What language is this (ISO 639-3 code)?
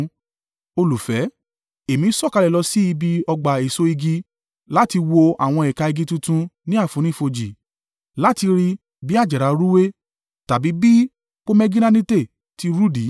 yor